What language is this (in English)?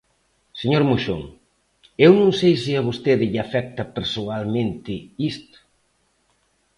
Galician